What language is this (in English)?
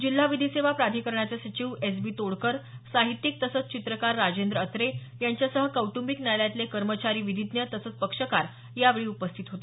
Marathi